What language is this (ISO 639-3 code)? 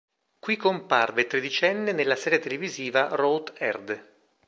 ita